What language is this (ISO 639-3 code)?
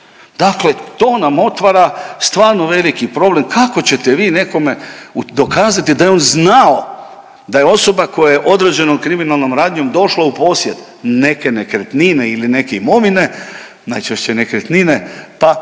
hrv